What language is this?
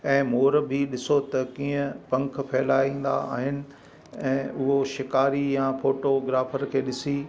Sindhi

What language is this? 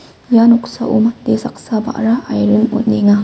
Garo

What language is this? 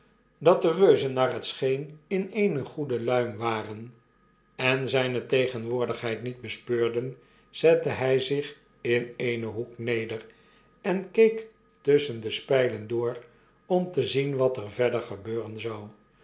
Dutch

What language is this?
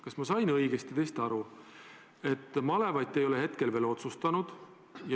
Estonian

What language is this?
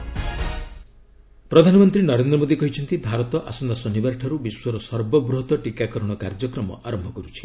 Odia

